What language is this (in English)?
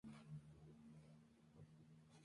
Spanish